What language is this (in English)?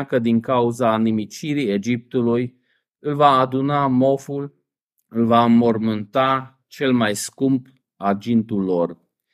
Romanian